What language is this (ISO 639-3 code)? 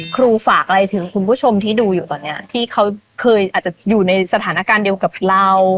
tha